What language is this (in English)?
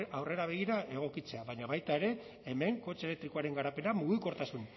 Basque